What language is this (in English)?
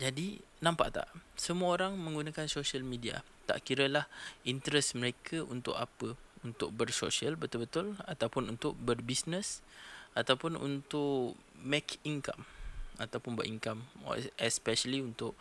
Malay